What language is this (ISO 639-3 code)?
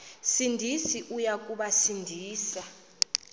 xho